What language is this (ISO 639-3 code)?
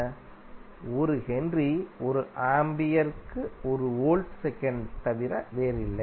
tam